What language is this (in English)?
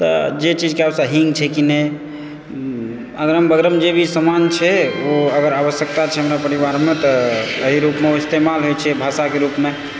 Maithili